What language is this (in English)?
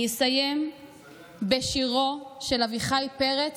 Hebrew